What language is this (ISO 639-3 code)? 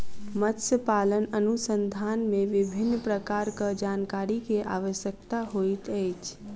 mai